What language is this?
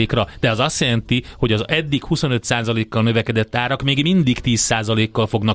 Hungarian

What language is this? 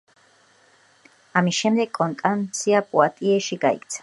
Georgian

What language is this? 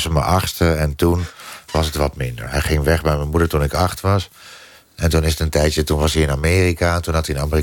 Dutch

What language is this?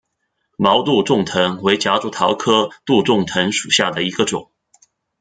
Chinese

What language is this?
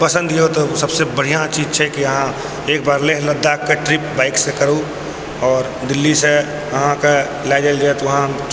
Maithili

